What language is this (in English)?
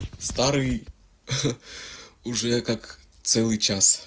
Russian